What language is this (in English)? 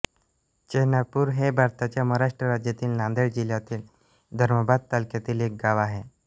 Marathi